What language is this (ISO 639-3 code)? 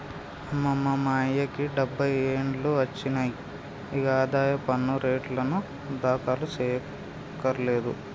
tel